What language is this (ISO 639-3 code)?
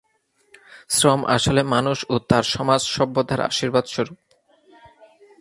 ben